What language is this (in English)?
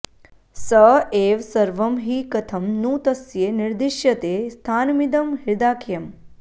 Sanskrit